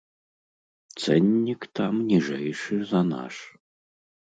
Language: Belarusian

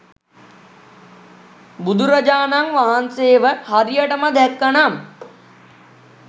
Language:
Sinhala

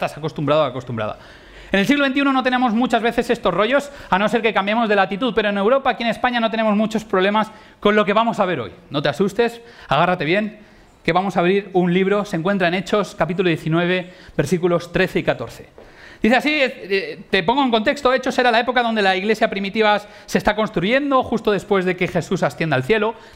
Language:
Spanish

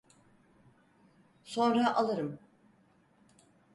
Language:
Turkish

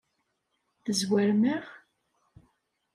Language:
Kabyle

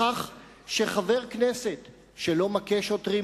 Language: Hebrew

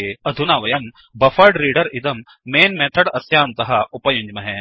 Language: Sanskrit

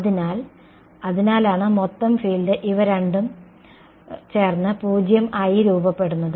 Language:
Malayalam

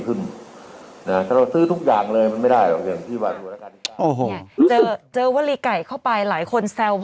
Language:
Thai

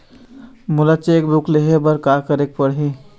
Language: Chhattisgarhi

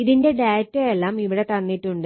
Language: Malayalam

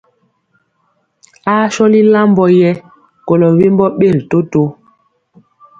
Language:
Mpiemo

